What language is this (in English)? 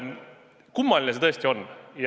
Estonian